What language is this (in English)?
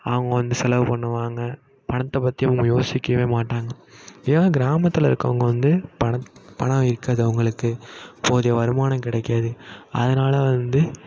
Tamil